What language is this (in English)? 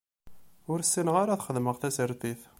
Kabyle